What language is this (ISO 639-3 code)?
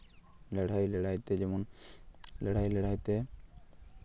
sat